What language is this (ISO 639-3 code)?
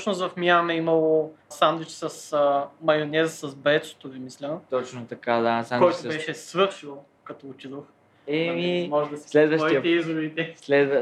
bul